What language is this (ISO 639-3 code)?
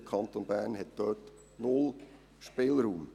gsw